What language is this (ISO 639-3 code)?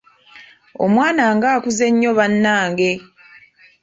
lug